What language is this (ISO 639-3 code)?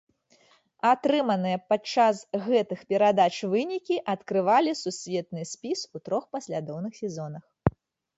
bel